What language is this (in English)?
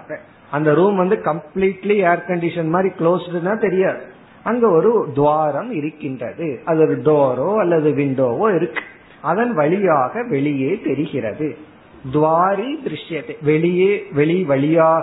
Tamil